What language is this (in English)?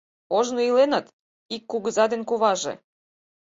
Mari